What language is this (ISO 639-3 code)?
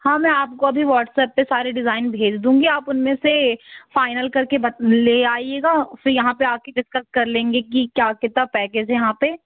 hin